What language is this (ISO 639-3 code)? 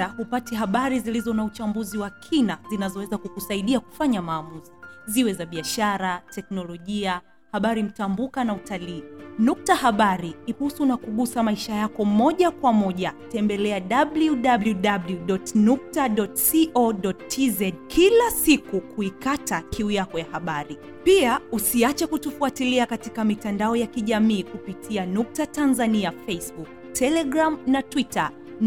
swa